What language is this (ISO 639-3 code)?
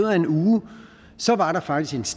dan